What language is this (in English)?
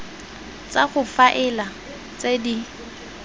Tswana